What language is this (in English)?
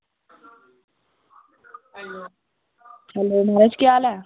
Dogri